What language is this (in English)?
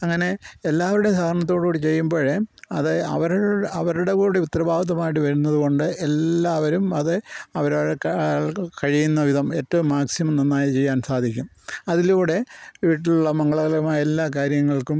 Malayalam